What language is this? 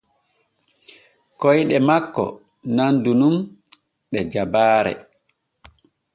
Borgu Fulfulde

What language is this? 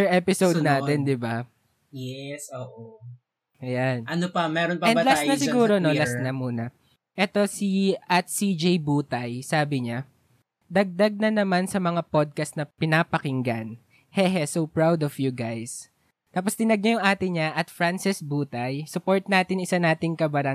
Filipino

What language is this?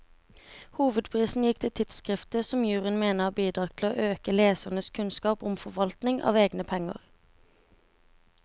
Norwegian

